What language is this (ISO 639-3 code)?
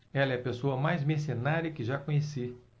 por